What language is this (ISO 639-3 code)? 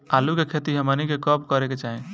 bho